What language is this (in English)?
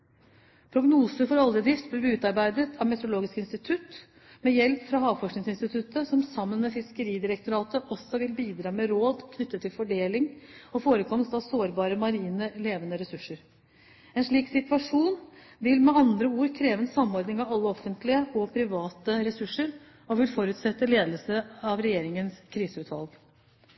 Norwegian Bokmål